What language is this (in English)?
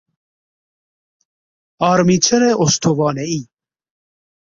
Persian